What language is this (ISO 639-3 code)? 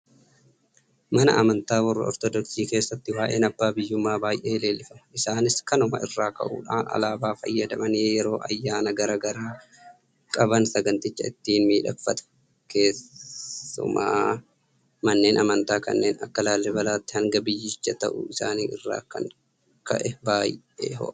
orm